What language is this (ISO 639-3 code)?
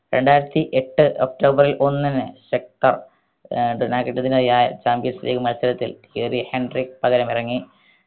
mal